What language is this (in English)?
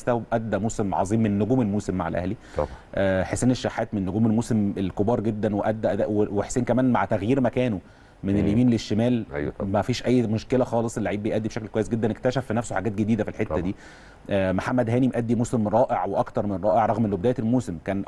Arabic